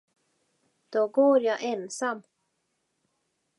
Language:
Swedish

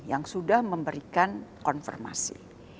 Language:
Indonesian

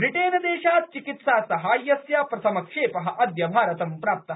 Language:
Sanskrit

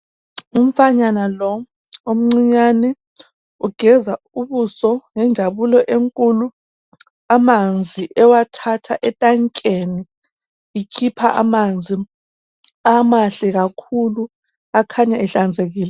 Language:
North Ndebele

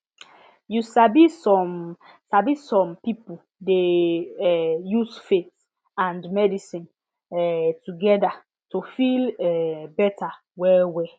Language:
Nigerian Pidgin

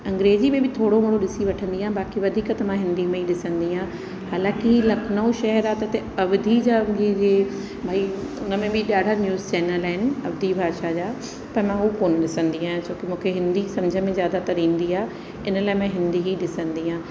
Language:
Sindhi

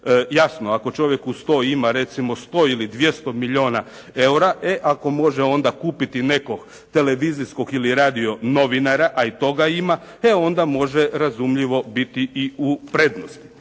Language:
Croatian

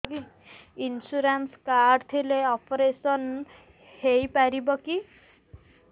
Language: Odia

